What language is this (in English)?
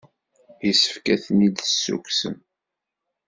Kabyle